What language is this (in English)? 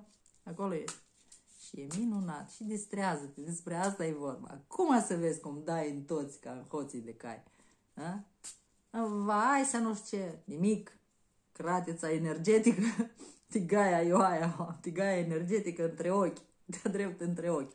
Romanian